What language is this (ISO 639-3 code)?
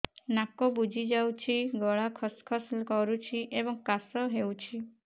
ori